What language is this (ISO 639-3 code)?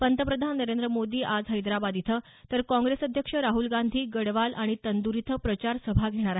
mar